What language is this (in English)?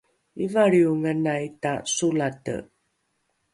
Rukai